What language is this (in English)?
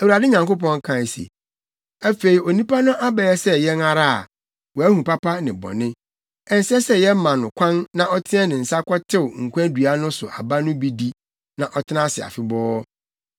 Akan